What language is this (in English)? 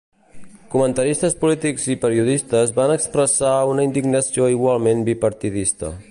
Catalan